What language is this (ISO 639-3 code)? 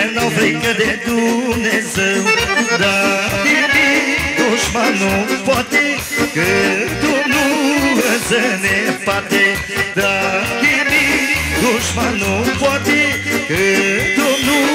ron